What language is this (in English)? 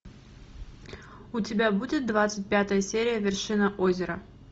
Russian